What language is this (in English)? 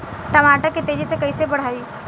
Bhojpuri